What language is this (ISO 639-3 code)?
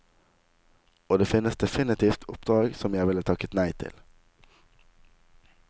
nor